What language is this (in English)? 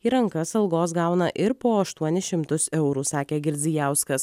Lithuanian